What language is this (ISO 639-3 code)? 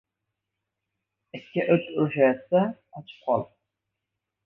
uzb